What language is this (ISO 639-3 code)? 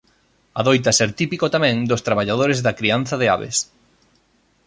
glg